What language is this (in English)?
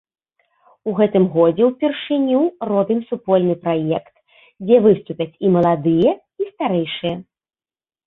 Belarusian